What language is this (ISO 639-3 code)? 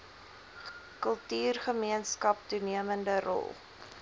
afr